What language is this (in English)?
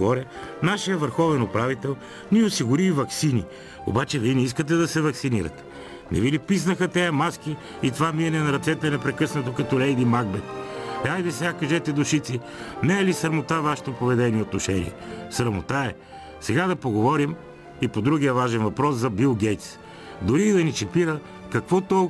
Bulgarian